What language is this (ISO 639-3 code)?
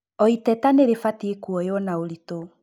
kik